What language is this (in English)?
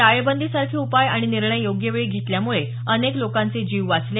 Marathi